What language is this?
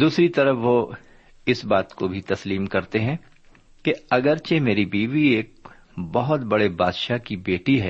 Urdu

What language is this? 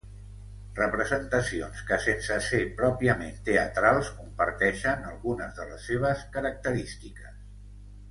Catalan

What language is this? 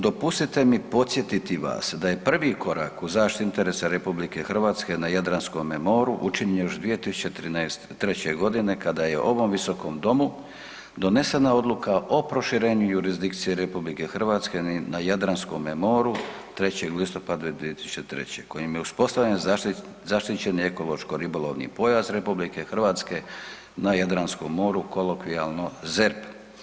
Croatian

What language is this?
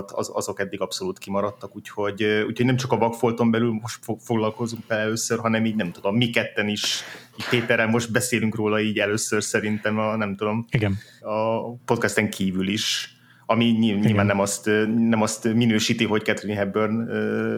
Hungarian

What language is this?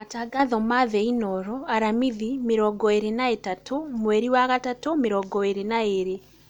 Kikuyu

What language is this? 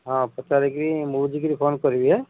Odia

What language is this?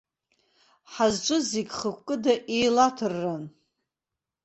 Abkhazian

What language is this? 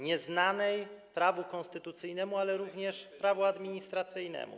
Polish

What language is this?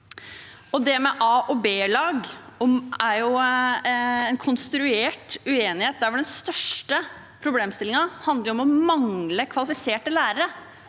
Norwegian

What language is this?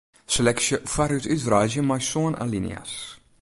Western Frisian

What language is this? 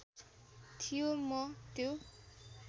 Nepali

